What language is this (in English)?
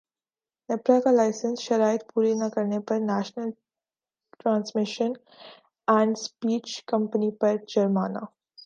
Urdu